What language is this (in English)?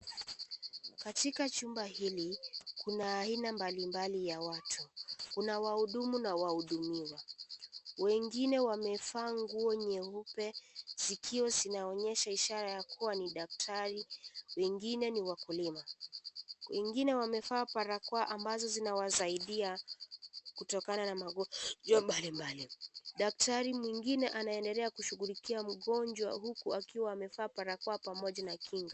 Swahili